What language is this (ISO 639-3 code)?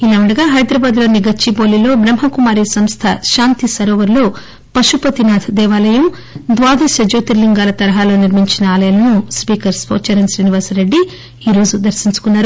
tel